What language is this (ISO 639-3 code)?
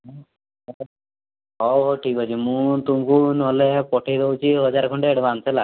ori